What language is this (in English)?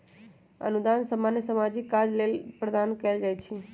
Magahi